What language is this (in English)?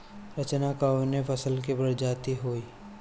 Bhojpuri